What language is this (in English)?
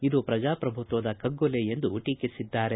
Kannada